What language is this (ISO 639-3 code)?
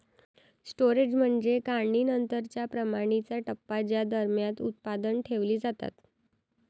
mar